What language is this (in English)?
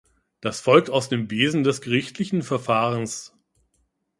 German